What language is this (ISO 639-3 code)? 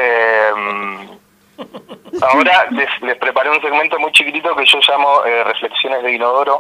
spa